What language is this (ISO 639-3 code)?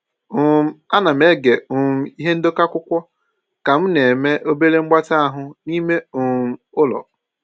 ibo